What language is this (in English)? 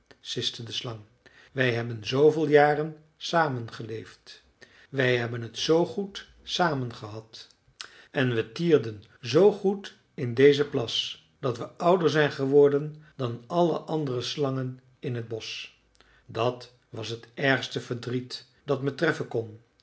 Dutch